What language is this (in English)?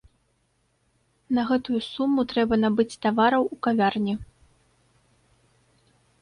Belarusian